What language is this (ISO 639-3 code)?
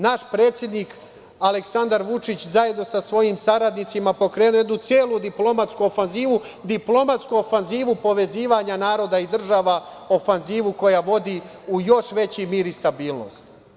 srp